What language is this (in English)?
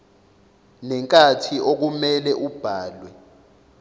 Zulu